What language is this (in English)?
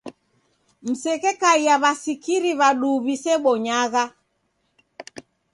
Taita